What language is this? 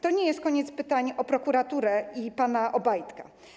Polish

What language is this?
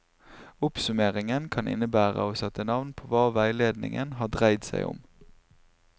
Norwegian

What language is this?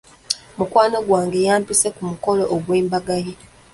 Ganda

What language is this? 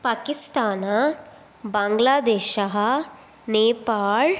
Sanskrit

